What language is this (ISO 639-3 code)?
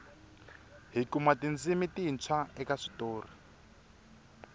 tso